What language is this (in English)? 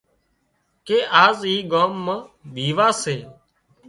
Wadiyara Koli